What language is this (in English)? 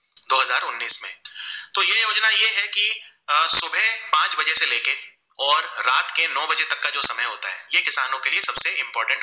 Gujarati